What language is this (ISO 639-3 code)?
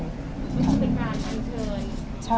tha